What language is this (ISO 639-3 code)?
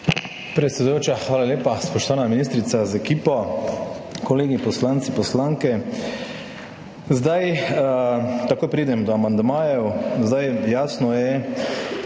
slv